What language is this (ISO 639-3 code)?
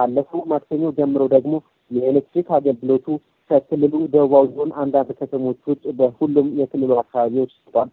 amh